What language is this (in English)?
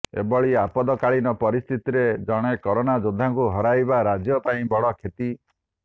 Odia